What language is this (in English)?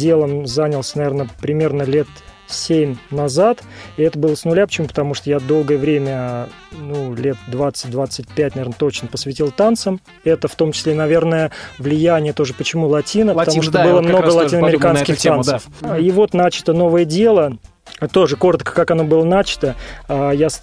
Russian